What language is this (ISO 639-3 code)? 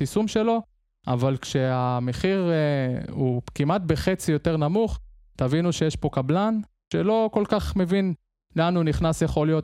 heb